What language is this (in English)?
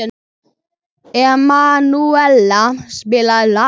Icelandic